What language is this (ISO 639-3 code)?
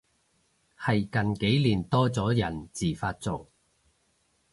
yue